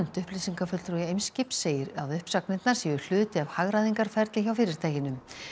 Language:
Icelandic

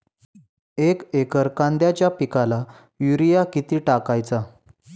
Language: Marathi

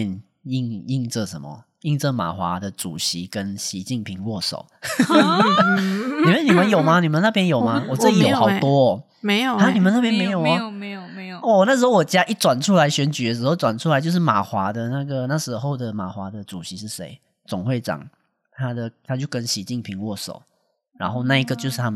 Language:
Chinese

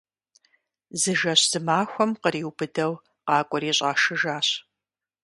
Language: Kabardian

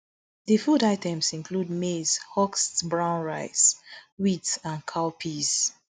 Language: Nigerian Pidgin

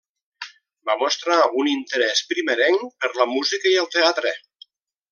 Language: Catalan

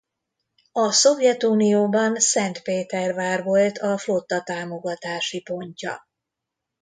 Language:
Hungarian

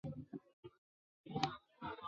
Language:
Chinese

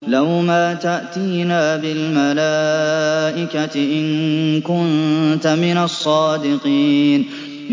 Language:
Arabic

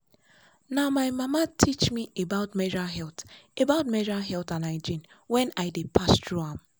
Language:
Nigerian Pidgin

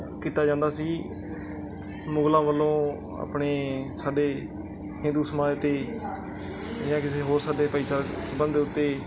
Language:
Punjabi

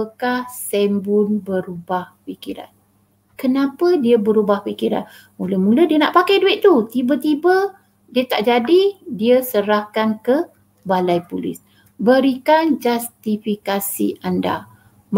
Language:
Malay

